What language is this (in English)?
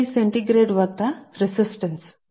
Telugu